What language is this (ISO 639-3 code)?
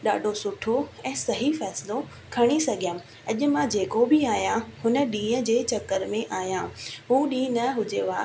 snd